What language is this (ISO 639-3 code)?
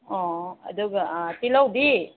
mni